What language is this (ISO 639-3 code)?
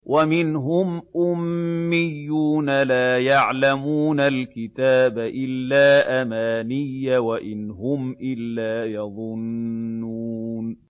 ara